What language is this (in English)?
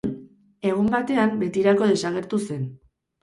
Basque